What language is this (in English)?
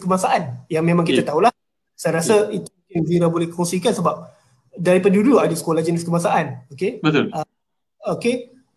Malay